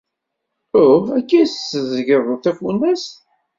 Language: Kabyle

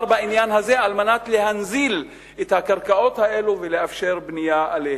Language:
Hebrew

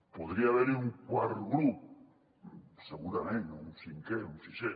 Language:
Catalan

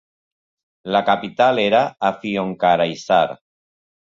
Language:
Catalan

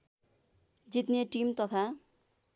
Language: Nepali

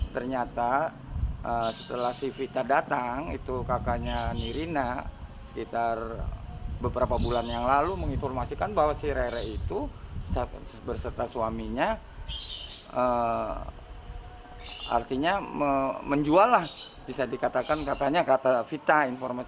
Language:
Indonesian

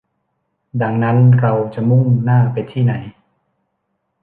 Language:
Thai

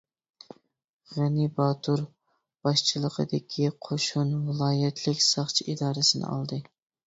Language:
Uyghur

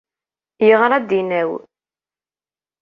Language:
Kabyle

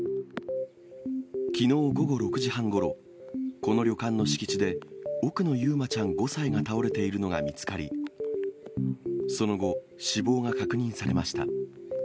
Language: Japanese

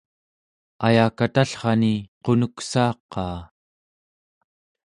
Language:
Central Yupik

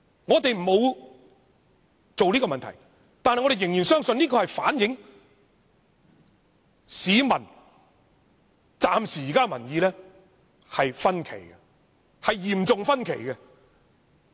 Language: Cantonese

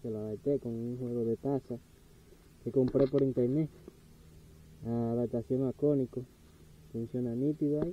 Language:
Spanish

